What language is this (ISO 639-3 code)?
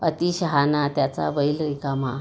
mar